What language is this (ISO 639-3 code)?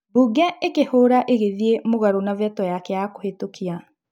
kik